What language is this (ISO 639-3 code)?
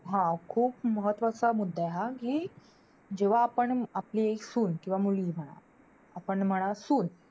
mar